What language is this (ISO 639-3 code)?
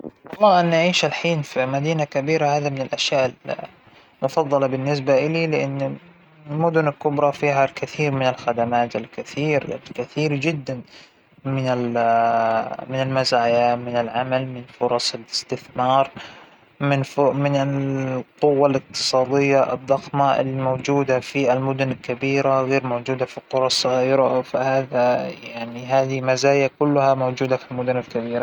acw